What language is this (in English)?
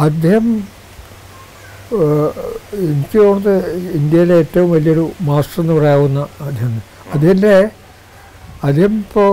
Malayalam